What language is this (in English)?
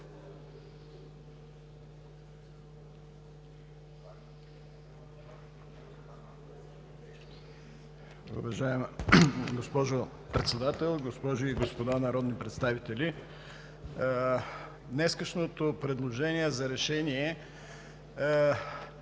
Bulgarian